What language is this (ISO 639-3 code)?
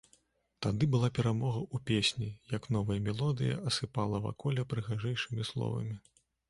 bel